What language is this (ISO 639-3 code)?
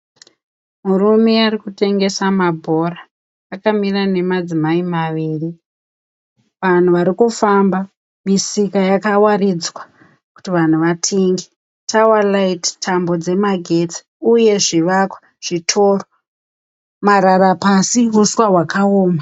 sna